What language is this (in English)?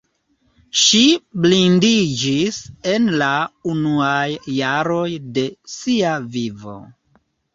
Esperanto